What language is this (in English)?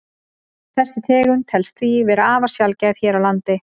Icelandic